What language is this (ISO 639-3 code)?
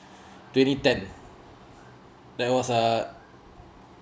eng